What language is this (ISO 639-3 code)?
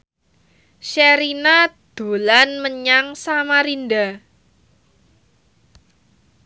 jav